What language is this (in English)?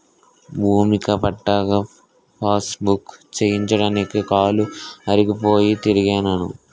Telugu